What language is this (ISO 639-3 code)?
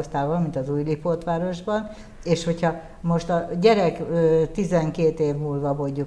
hun